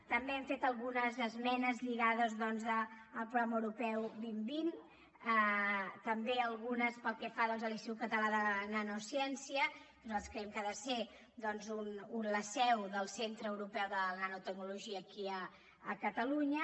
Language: Catalan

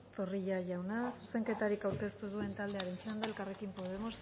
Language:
Basque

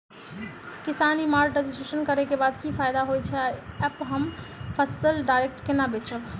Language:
Maithili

